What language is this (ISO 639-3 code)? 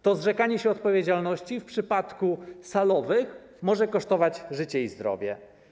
pol